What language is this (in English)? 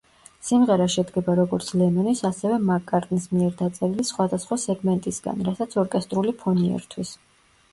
Georgian